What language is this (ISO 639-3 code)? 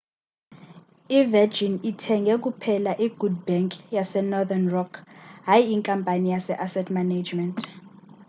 xho